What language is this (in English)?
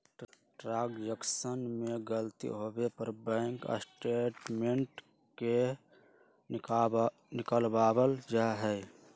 Magahi